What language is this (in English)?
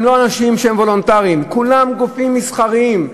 Hebrew